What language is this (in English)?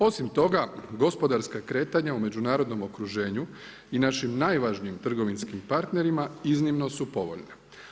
Croatian